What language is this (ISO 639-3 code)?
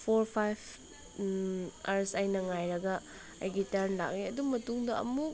mni